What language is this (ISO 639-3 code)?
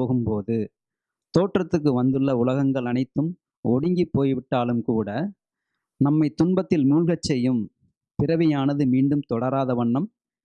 tam